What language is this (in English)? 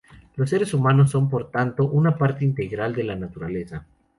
Spanish